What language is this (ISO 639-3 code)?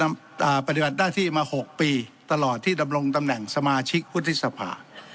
tha